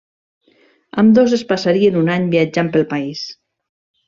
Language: Catalan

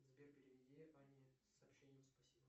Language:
Russian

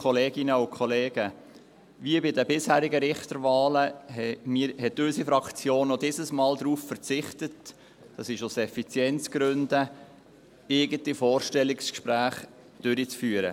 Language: Swiss German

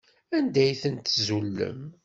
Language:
Kabyle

